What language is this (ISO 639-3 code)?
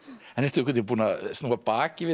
isl